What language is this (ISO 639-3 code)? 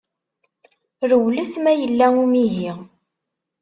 kab